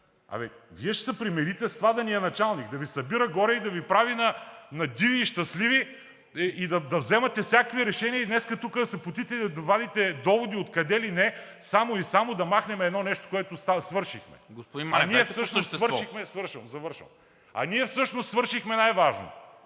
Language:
Bulgarian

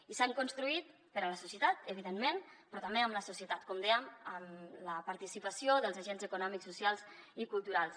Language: Catalan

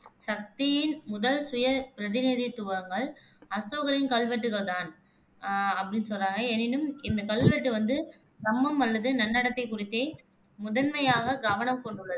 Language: Tamil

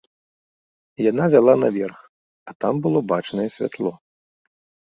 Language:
Belarusian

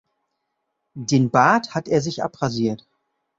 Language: German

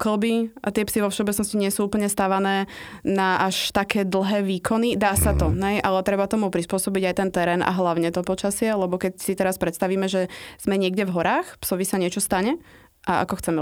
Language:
Slovak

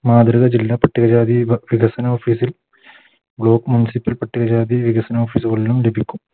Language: Malayalam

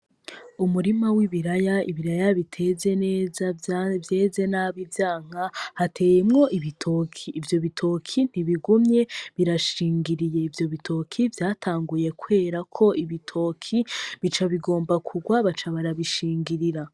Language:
Rundi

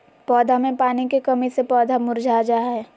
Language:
Magahi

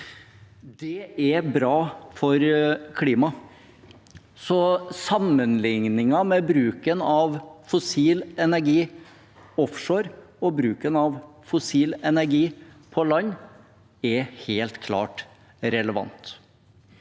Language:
Norwegian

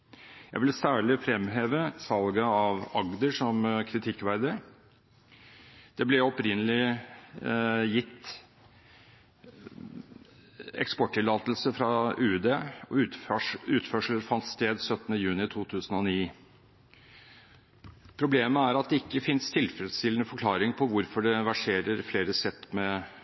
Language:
Norwegian Bokmål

